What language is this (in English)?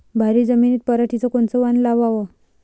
Marathi